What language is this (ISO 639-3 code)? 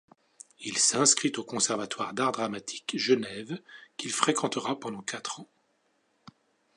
fra